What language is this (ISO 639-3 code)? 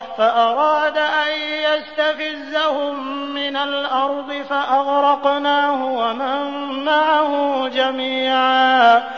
ara